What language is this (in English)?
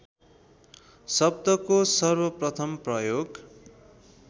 Nepali